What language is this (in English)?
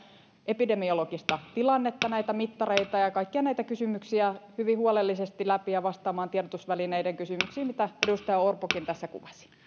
Finnish